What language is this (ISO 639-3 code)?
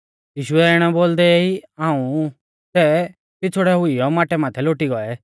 bfz